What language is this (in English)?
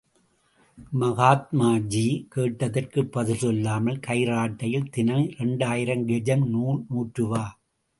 Tamil